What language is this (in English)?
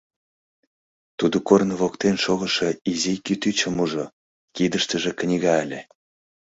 Mari